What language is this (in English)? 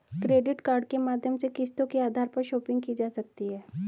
Hindi